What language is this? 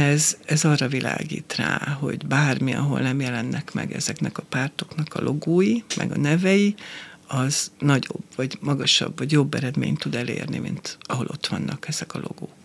Hungarian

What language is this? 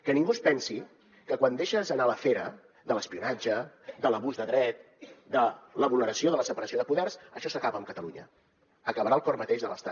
Catalan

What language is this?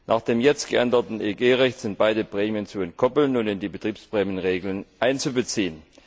German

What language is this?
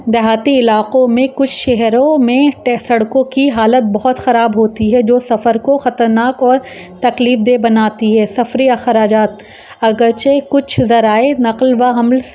Urdu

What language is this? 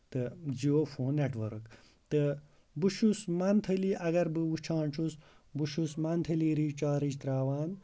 Kashmiri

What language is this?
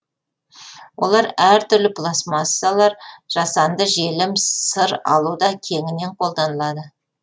Kazakh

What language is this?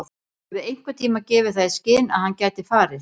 Icelandic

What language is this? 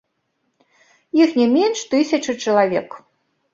Belarusian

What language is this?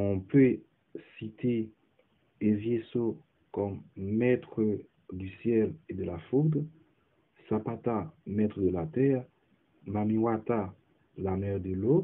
French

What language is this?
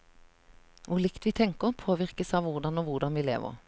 Norwegian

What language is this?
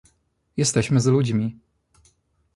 Polish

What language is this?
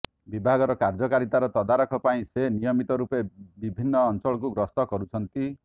Odia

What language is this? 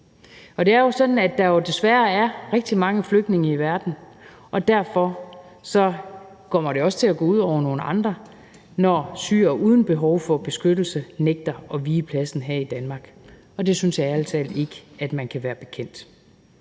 Danish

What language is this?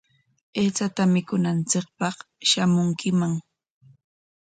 Corongo Ancash Quechua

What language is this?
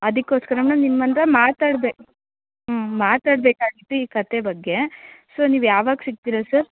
Kannada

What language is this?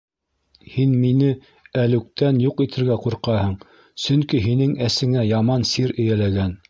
Bashkir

